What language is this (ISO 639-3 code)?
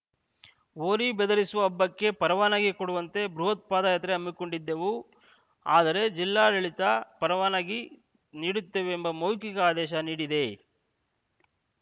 kan